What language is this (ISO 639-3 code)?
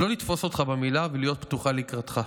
heb